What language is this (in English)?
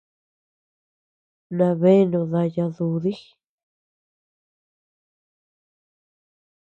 Tepeuxila Cuicatec